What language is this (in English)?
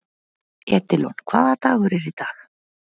Icelandic